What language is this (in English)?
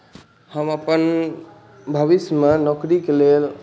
Maithili